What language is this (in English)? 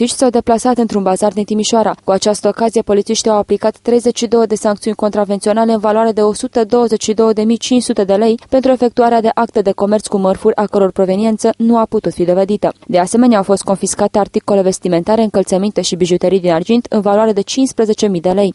Romanian